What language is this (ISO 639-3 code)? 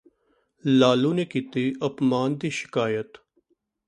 pan